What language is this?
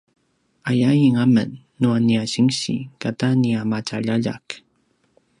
Paiwan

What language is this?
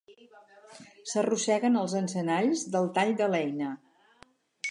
Catalan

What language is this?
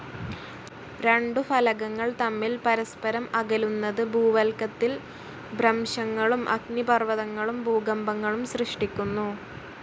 Malayalam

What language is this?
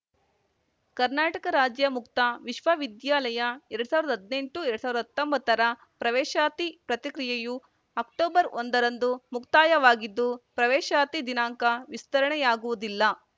Kannada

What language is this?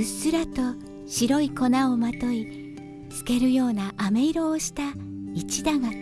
Japanese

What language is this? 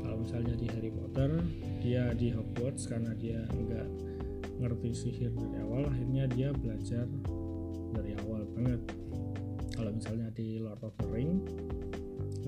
Indonesian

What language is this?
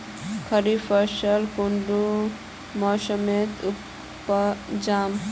Magahi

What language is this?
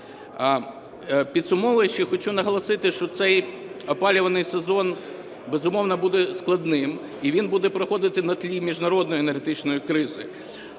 Ukrainian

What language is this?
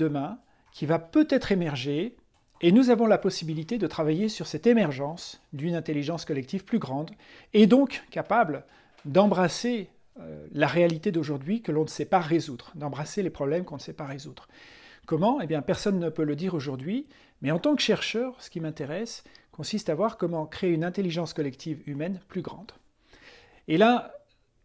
French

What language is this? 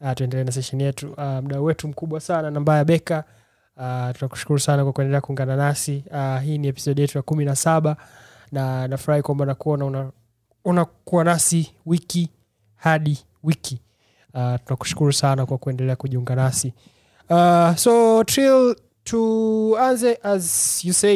Swahili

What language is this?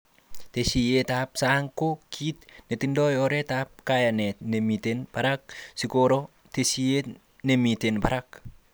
Kalenjin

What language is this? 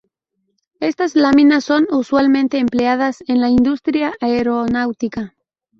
Spanish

